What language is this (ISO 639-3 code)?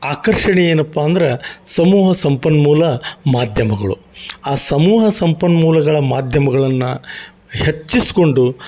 kan